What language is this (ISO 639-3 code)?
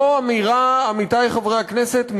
heb